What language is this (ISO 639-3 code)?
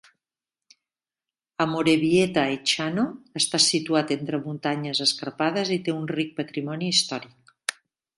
cat